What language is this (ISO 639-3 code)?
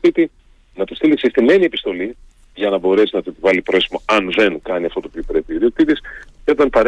ell